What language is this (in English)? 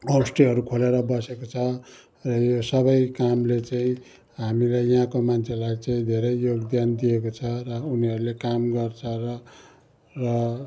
Nepali